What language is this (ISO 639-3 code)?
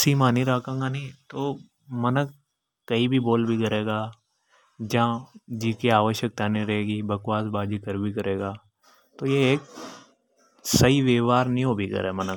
hoj